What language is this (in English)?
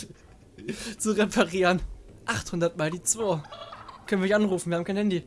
German